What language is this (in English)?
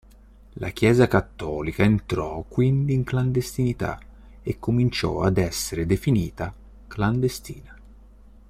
Italian